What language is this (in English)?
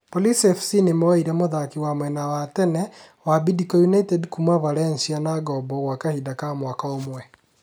Kikuyu